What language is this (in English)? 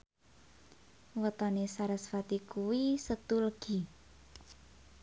Javanese